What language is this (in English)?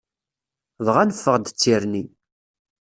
Kabyle